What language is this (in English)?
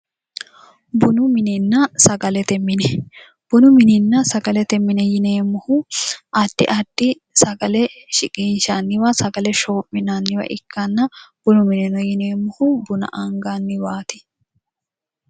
Sidamo